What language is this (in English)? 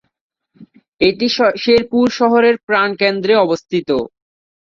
Bangla